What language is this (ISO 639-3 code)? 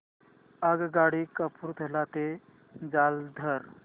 mar